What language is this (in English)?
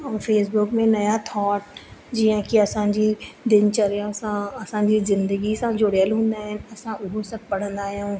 Sindhi